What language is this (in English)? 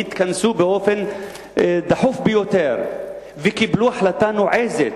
Hebrew